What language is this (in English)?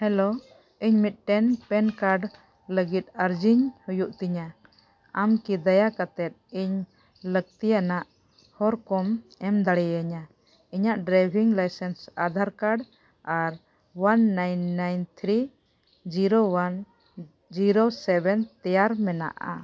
Santali